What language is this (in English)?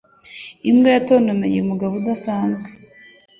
Kinyarwanda